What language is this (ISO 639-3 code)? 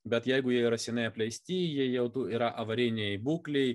lit